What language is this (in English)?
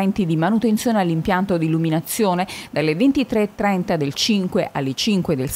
Italian